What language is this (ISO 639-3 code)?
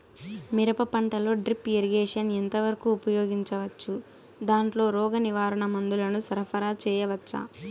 tel